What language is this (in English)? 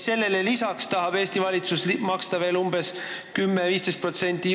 Estonian